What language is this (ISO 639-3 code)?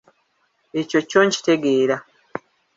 lug